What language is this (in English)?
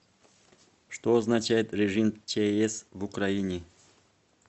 Russian